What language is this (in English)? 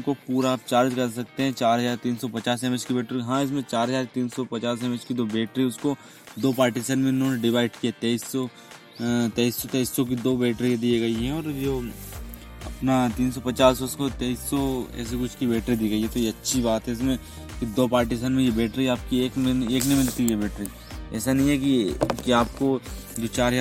Hindi